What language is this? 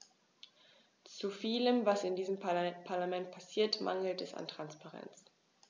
German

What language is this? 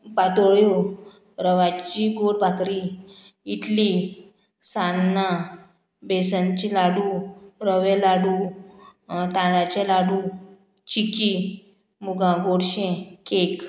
Konkani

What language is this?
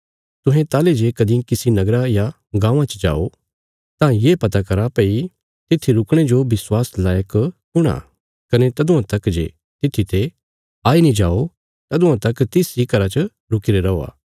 Bilaspuri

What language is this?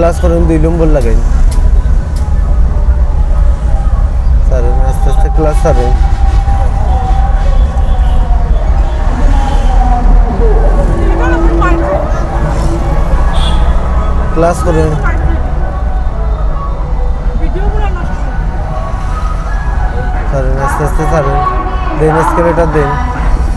Romanian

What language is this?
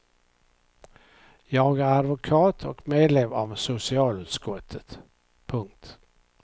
Swedish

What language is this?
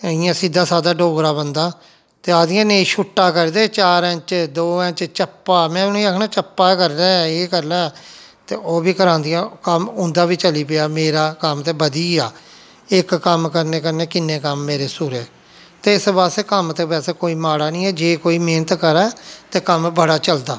Dogri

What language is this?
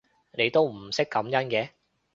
Cantonese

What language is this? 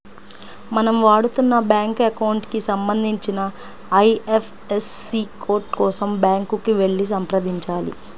Telugu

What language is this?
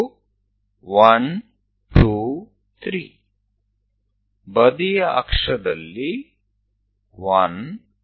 Gujarati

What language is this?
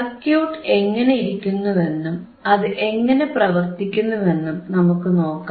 Malayalam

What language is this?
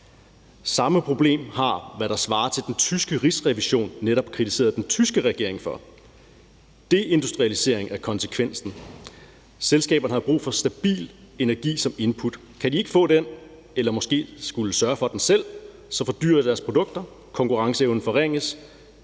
Danish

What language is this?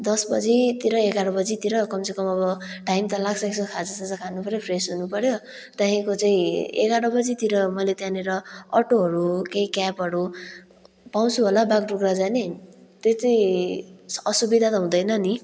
Nepali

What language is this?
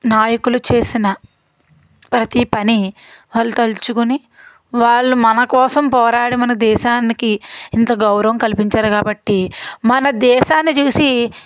Telugu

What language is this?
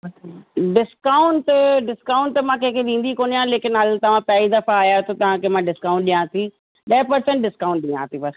Sindhi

